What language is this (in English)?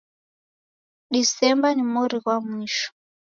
Taita